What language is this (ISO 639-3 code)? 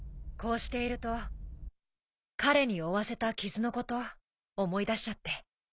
jpn